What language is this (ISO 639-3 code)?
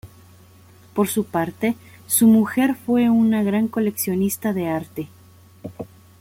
spa